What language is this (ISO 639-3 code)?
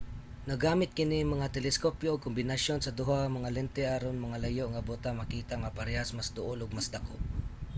ceb